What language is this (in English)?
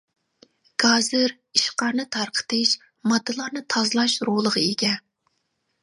Uyghur